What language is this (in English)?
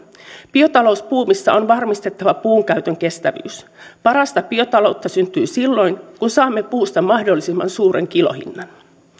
Finnish